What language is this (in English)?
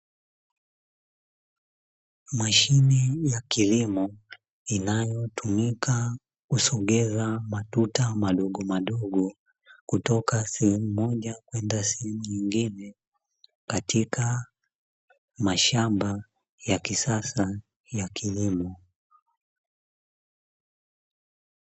Swahili